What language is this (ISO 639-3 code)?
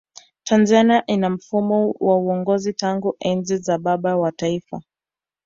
swa